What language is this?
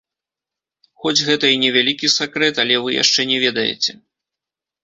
Belarusian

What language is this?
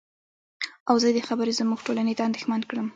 Pashto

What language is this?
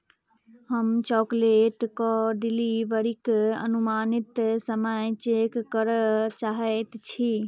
Maithili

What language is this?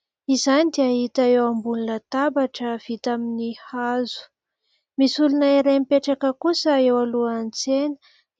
Malagasy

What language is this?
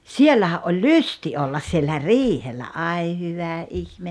Finnish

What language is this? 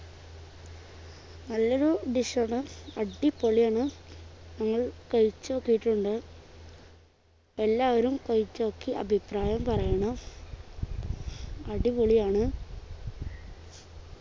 Malayalam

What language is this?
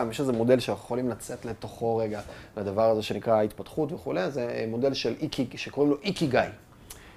Hebrew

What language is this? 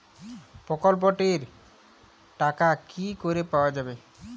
Bangla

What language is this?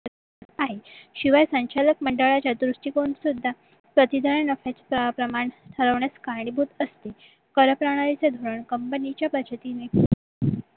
Marathi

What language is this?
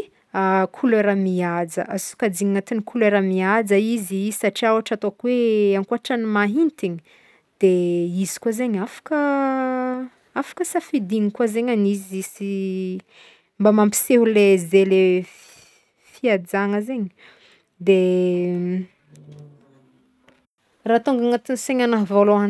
Northern Betsimisaraka Malagasy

